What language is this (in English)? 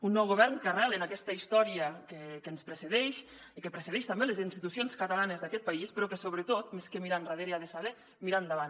Catalan